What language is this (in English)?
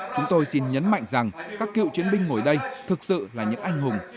Vietnamese